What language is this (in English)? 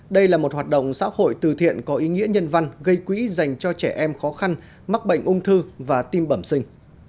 Vietnamese